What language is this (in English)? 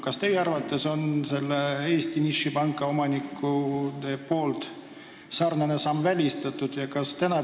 Estonian